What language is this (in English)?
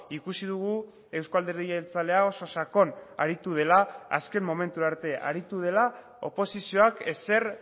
Basque